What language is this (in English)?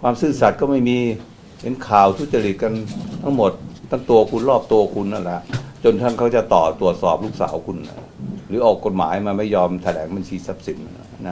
Thai